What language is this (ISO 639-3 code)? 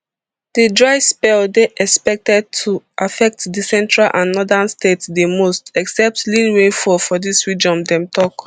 pcm